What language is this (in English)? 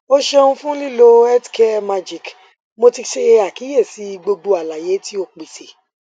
Yoruba